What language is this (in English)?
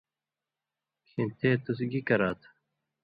Indus Kohistani